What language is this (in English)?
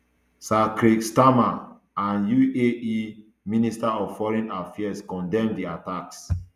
Nigerian Pidgin